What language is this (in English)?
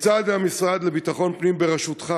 Hebrew